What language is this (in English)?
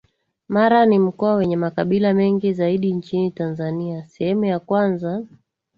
Swahili